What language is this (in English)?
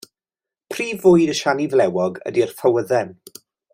Welsh